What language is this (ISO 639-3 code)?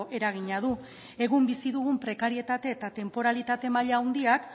eus